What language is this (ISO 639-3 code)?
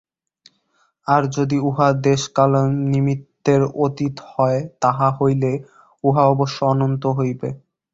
ben